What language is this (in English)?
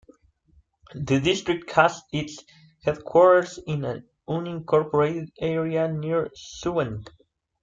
English